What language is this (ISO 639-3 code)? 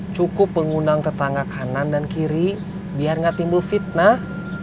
ind